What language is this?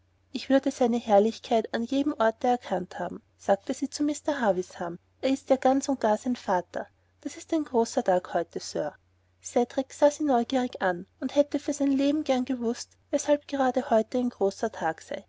German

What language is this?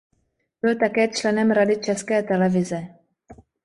Czech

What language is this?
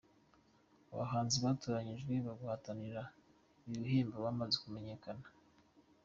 Kinyarwanda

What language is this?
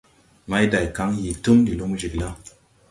Tupuri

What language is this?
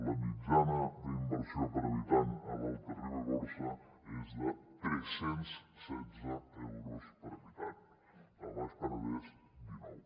Catalan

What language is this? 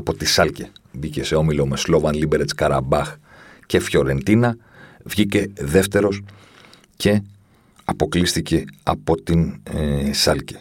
Greek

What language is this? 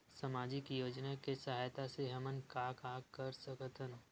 Chhattisgarhi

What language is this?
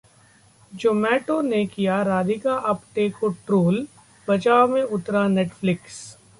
Hindi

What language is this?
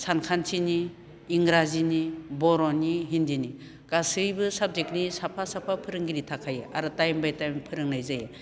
Bodo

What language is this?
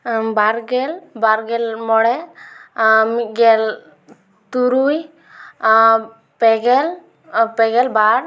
Santali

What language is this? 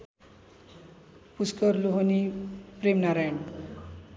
Nepali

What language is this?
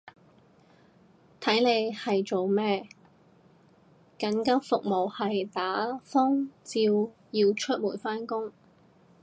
Cantonese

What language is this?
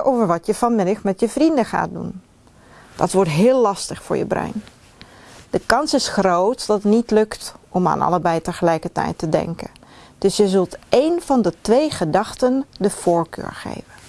Dutch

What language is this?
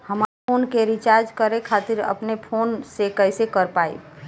Bhojpuri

